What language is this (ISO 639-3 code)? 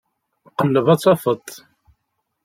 kab